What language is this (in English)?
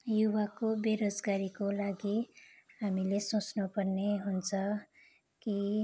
Nepali